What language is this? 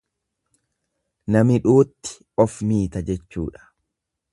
Oromo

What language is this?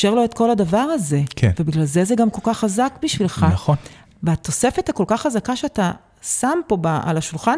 Hebrew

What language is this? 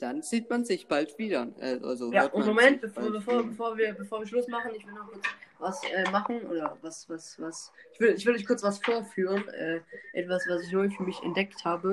German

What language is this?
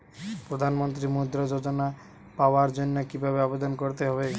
Bangla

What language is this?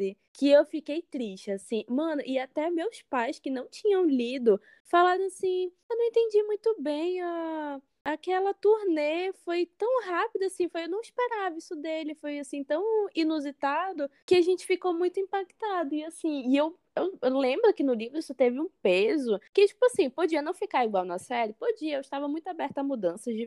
Portuguese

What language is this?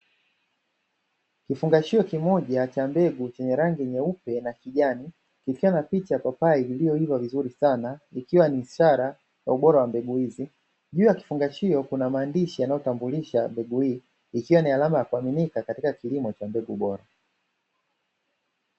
Swahili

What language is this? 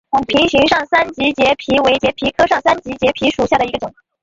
Chinese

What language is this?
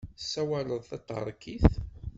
Kabyle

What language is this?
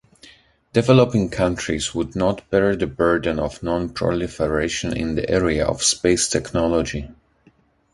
English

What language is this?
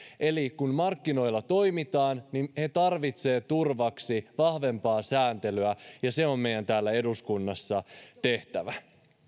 Finnish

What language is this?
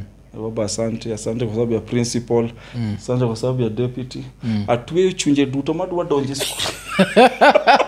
Swahili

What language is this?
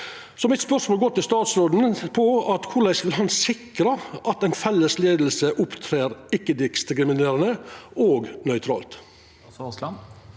Norwegian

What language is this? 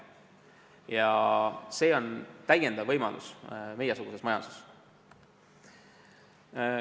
Estonian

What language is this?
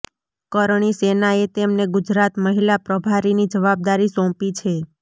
Gujarati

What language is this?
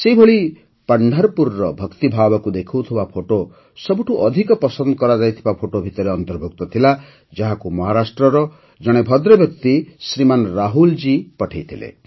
Odia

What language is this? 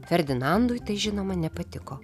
Lithuanian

